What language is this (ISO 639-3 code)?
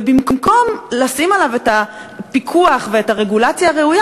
heb